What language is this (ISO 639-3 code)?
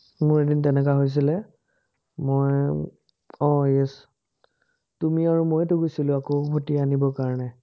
asm